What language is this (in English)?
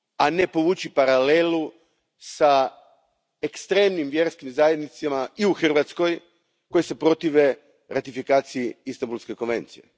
Croatian